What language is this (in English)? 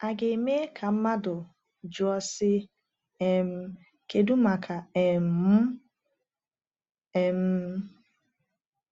Igbo